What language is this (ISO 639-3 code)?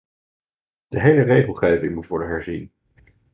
nld